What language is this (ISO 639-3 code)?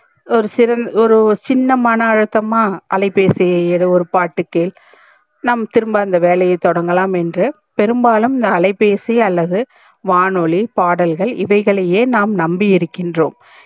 tam